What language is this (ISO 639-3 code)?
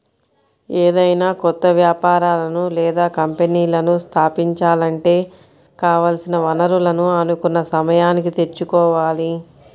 tel